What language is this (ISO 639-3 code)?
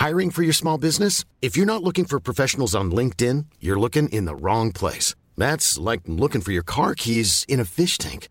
swe